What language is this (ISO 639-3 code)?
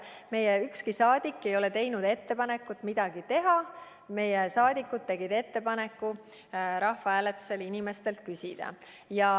est